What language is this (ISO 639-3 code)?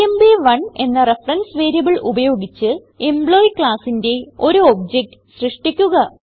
mal